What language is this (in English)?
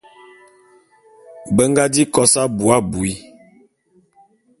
Bulu